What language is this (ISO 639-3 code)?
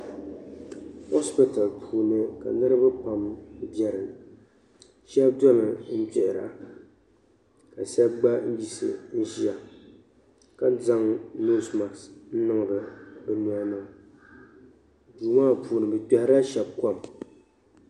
dag